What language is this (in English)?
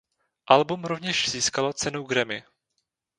Czech